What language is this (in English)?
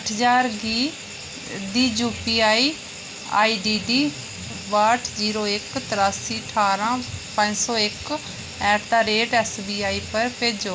Dogri